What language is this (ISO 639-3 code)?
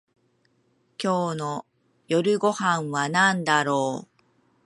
jpn